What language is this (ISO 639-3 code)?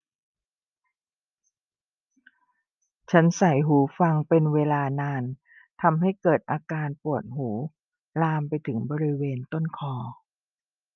tha